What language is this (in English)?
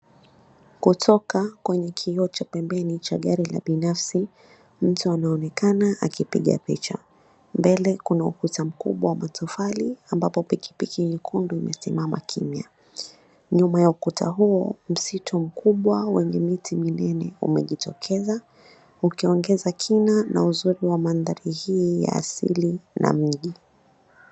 Swahili